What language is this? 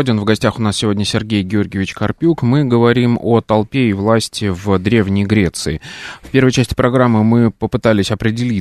Russian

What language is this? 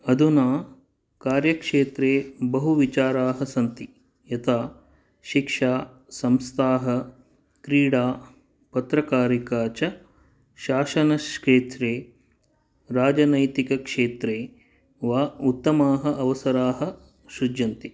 Sanskrit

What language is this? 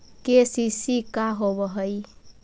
Magahi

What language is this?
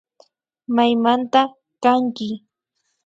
Imbabura Highland Quichua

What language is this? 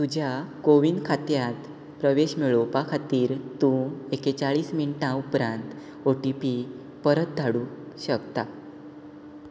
Konkani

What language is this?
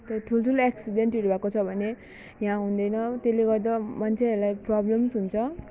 Nepali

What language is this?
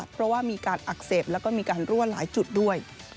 Thai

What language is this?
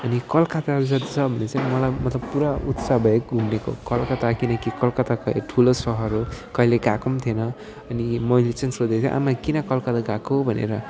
Nepali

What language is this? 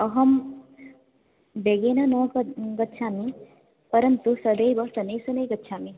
Sanskrit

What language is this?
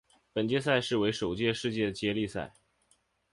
Chinese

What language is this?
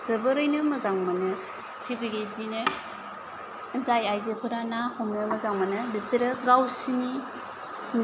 Bodo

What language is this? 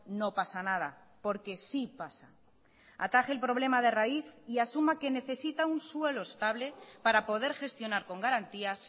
Spanish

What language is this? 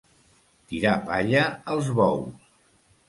Catalan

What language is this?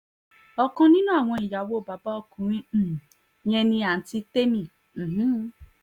Yoruba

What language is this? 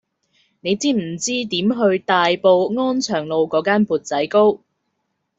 Cantonese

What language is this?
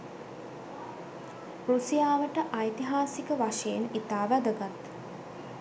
Sinhala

